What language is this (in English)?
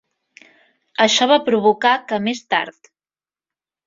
Catalan